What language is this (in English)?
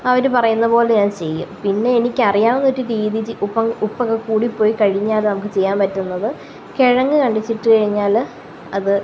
Malayalam